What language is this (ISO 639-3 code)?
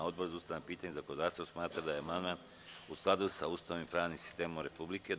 srp